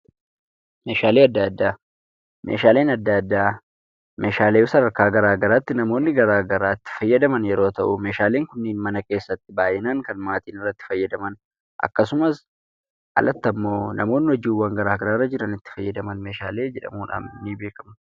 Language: Oromo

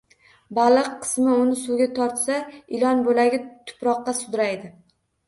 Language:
Uzbek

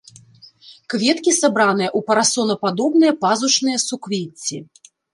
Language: Belarusian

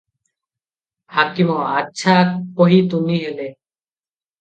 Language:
Odia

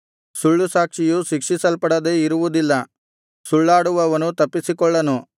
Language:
Kannada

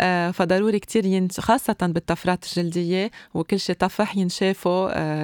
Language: Arabic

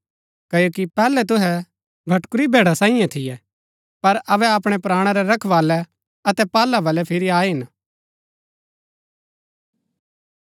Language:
Gaddi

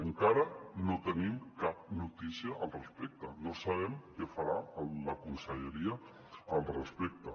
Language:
Catalan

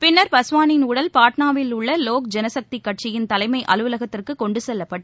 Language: Tamil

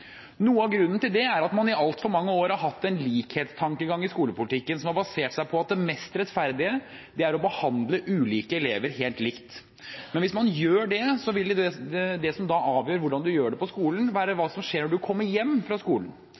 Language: Norwegian Bokmål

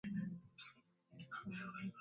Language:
Swahili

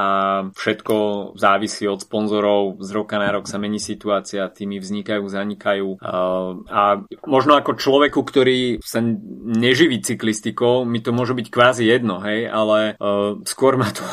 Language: Slovak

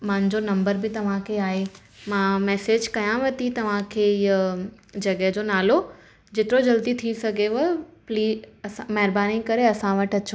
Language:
Sindhi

